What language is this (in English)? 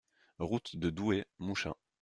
French